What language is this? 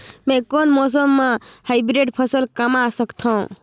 Chhattisgarhi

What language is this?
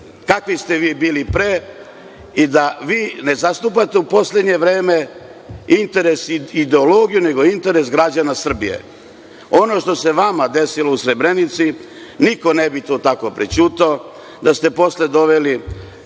Serbian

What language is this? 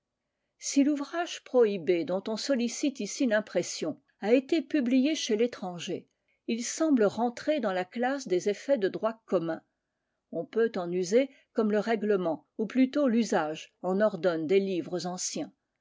French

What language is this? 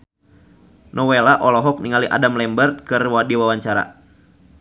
Sundanese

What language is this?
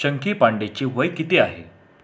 Marathi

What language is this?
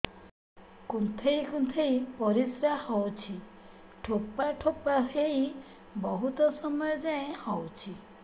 Odia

